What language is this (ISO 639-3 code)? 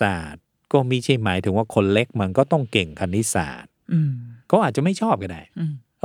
tha